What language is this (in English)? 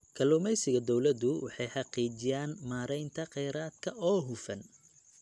Somali